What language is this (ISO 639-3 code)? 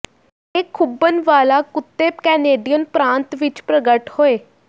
pan